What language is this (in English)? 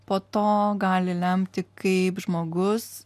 Lithuanian